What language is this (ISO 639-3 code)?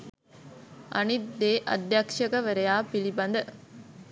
sin